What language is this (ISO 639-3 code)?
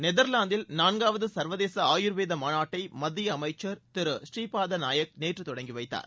tam